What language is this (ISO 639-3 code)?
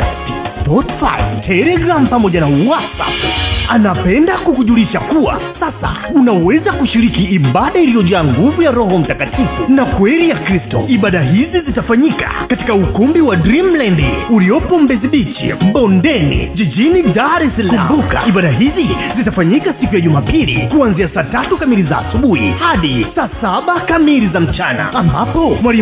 swa